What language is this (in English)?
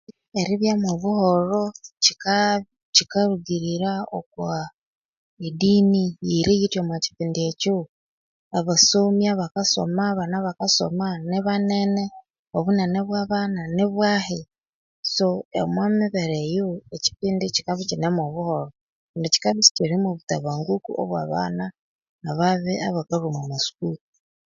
Konzo